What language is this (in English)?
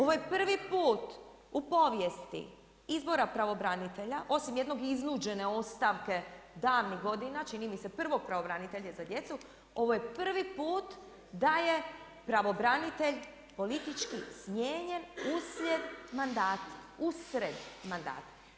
Croatian